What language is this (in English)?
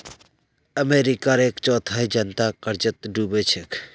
Magahi